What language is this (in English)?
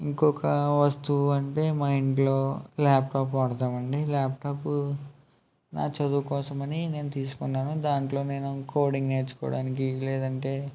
Telugu